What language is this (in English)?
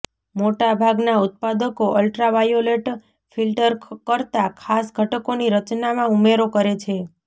Gujarati